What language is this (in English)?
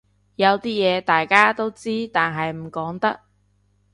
Cantonese